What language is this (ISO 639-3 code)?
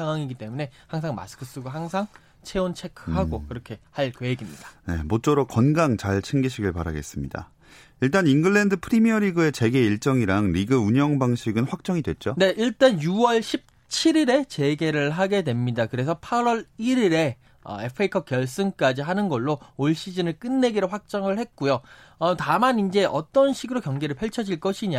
kor